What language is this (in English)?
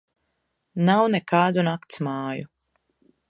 Latvian